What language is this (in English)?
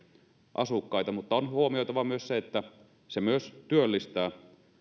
Finnish